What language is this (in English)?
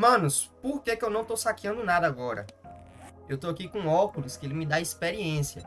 Portuguese